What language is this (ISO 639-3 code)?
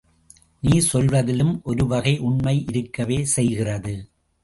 tam